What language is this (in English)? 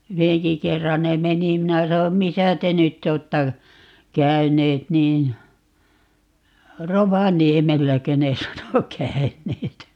Finnish